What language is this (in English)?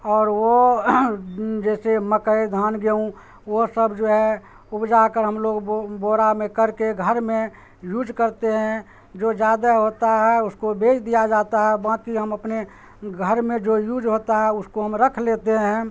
Urdu